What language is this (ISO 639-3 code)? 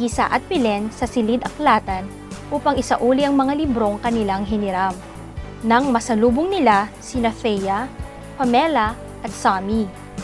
fil